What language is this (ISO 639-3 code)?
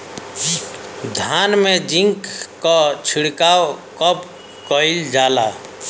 bho